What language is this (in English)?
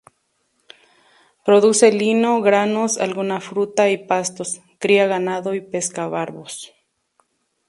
Spanish